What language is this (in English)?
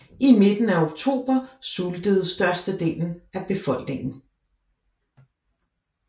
Danish